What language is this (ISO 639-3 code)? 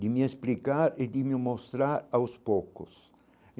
por